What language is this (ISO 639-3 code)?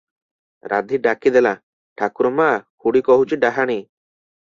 ori